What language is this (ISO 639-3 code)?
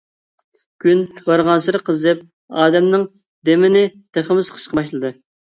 uig